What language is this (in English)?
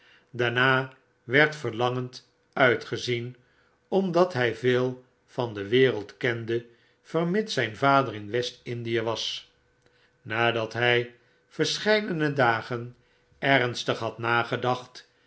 Dutch